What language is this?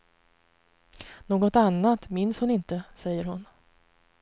Swedish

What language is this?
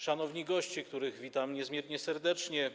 Polish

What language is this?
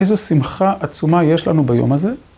Hebrew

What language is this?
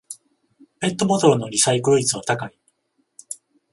Japanese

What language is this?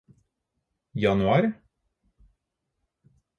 Norwegian Bokmål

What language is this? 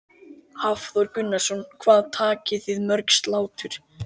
Icelandic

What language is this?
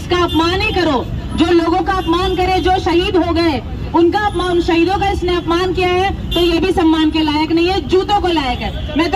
Hindi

